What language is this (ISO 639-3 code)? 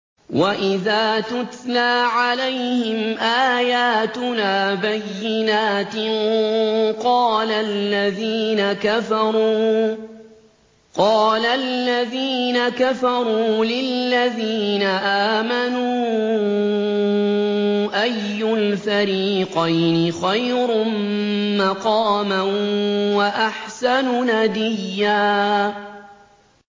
ara